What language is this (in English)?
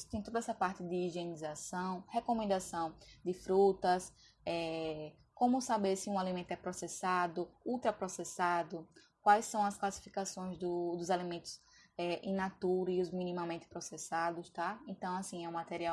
Portuguese